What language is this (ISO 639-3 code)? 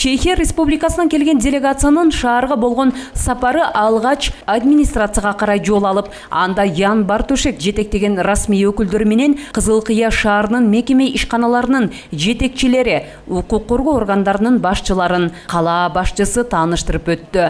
tur